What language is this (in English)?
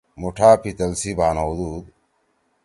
Torwali